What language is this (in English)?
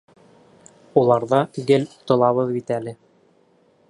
Bashkir